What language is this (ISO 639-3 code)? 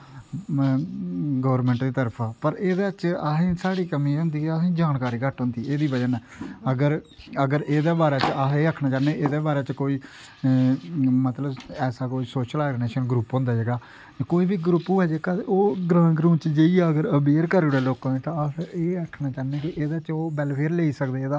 doi